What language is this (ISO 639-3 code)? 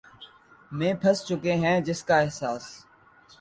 urd